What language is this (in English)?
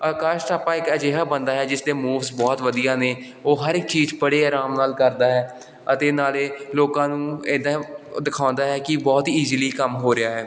Punjabi